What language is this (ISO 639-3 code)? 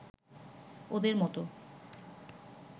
ben